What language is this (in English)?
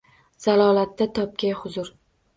Uzbek